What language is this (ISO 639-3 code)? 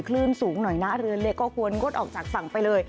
tha